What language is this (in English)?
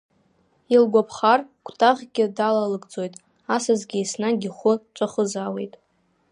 Abkhazian